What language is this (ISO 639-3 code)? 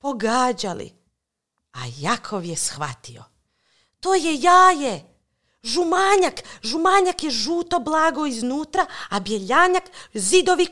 hrv